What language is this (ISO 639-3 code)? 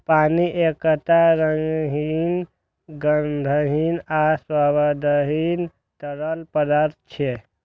mai